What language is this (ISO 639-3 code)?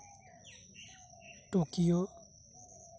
sat